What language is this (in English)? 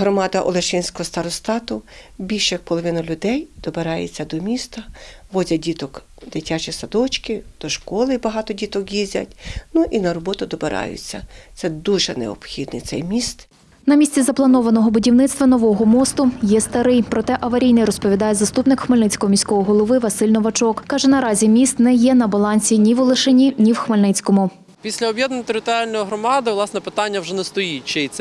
Ukrainian